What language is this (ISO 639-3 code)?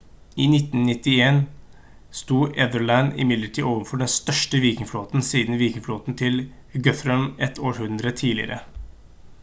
nob